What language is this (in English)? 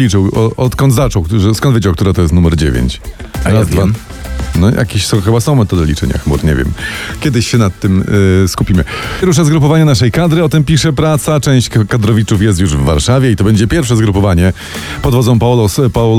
Polish